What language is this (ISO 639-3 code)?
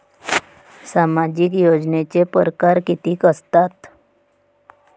mar